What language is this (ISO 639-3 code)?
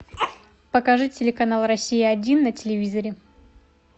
rus